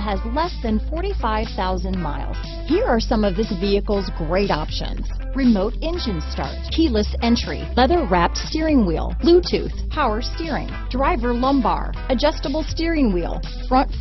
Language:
English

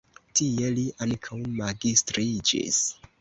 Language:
Esperanto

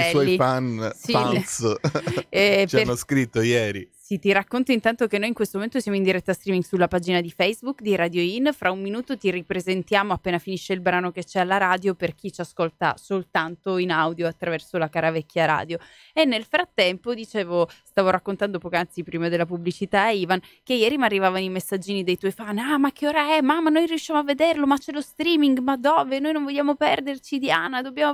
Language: Italian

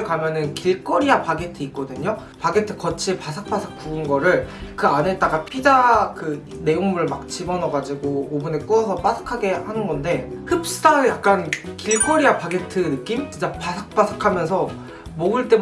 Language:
Korean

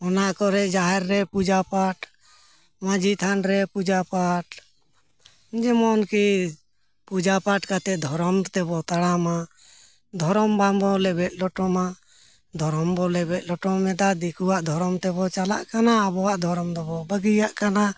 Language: Santali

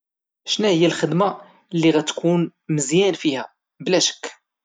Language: Moroccan Arabic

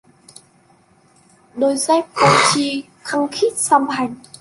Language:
Vietnamese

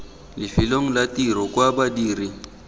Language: Tswana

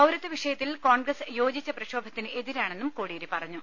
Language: Malayalam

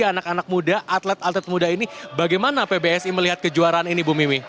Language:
Indonesian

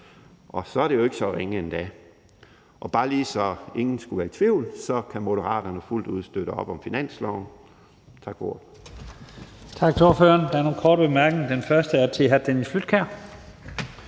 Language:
Danish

